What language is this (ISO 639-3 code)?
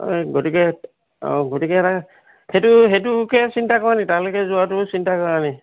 asm